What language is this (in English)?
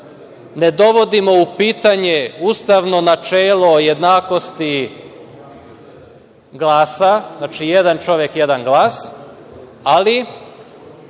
Serbian